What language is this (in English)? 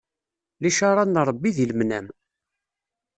Kabyle